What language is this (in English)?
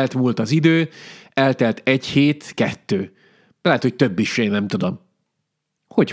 Hungarian